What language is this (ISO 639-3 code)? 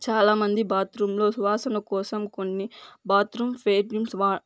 tel